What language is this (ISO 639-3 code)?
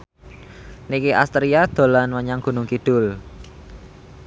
jav